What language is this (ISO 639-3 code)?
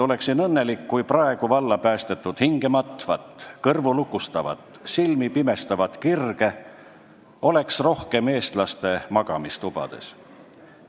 est